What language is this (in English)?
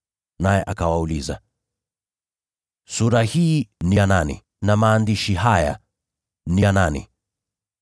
Swahili